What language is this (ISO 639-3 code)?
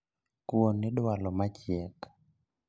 luo